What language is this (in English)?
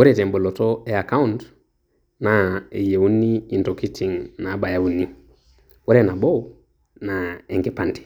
Masai